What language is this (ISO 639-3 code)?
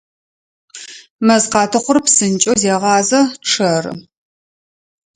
ady